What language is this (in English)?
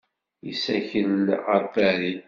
Kabyle